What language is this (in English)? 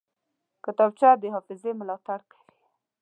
Pashto